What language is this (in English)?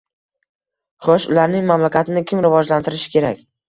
Uzbek